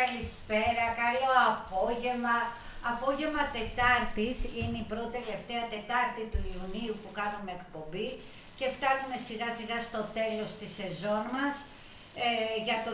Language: Greek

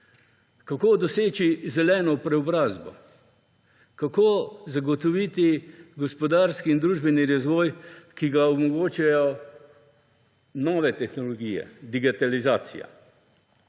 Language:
Slovenian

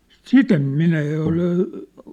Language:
Finnish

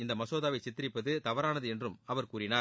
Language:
Tamil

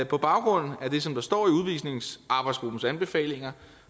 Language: Danish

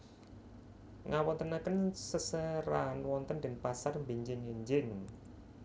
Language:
Javanese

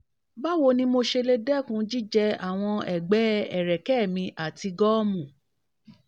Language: Yoruba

